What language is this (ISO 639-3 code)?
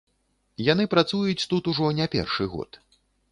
bel